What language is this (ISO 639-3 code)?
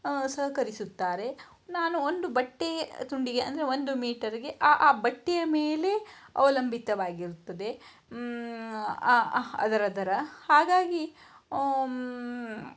kan